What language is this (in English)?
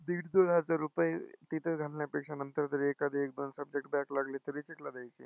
Marathi